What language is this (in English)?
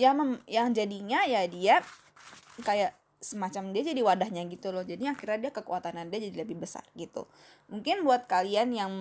Indonesian